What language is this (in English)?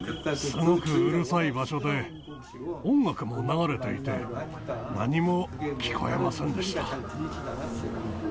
Japanese